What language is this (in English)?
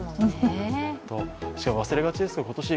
Japanese